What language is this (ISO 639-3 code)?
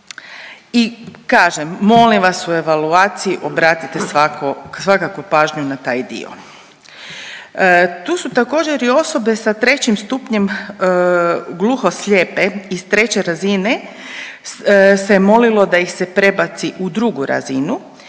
hrv